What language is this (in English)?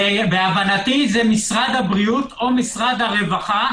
Hebrew